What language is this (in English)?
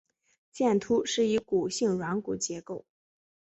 Chinese